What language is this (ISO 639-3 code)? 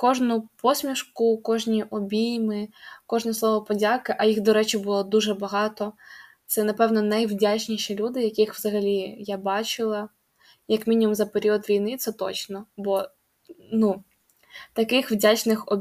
ukr